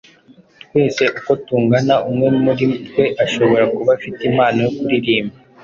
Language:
Kinyarwanda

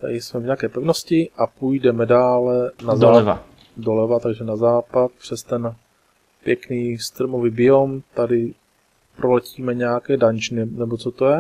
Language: Czech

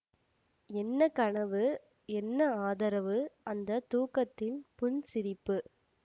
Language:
Tamil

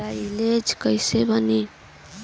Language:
Bhojpuri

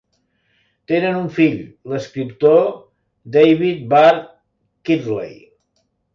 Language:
Catalan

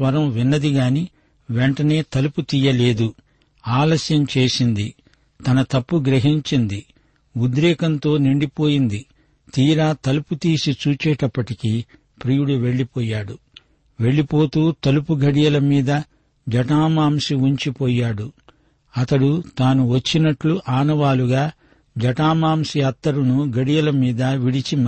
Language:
Telugu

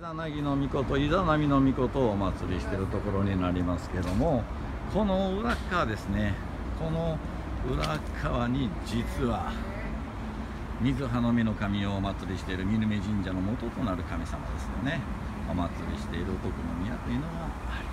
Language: Japanese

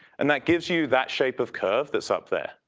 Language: English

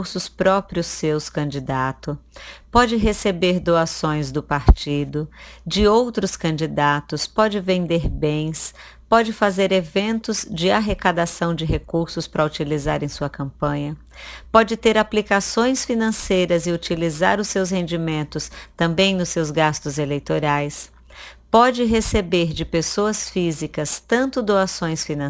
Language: Portuguese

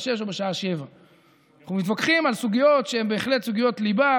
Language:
Hebrew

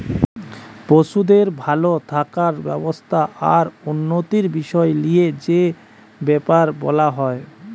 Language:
Bangla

